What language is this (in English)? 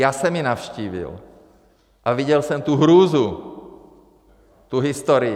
Czech